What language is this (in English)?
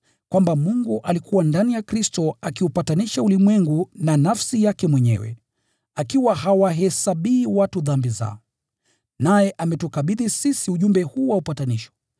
Swahili